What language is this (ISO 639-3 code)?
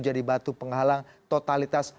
ind